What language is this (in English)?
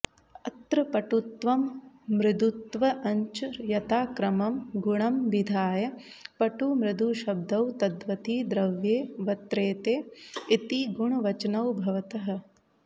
Sanskrit